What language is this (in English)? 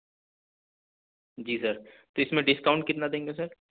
Urdu